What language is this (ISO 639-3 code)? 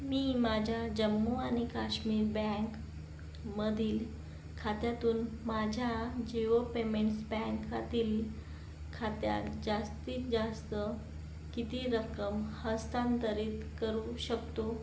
mar